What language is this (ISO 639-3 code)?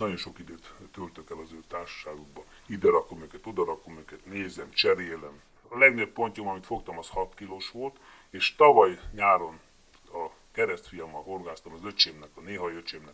hun